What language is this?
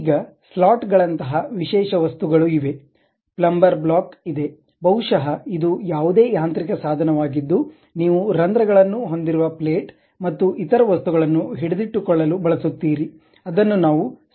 Kannada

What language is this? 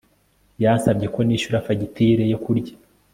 Kinyarwanda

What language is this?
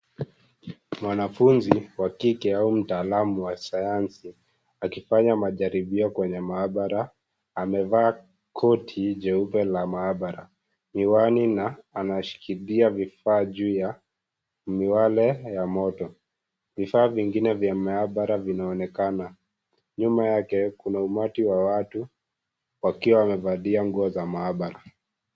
Swahili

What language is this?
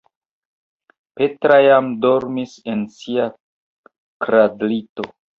Esperanto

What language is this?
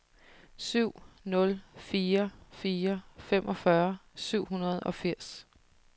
Danish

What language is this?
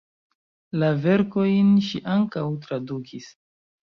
Esperanto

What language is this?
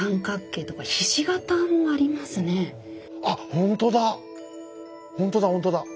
Japanese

